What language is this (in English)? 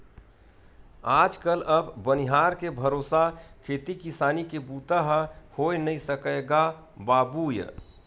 Chhattisgarhi